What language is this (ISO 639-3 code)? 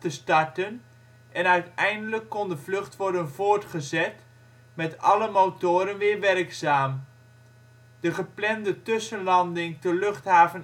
nld